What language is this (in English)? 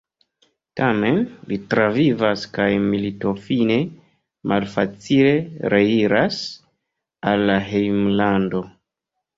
Esperanto